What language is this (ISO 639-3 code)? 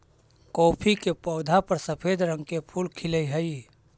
mag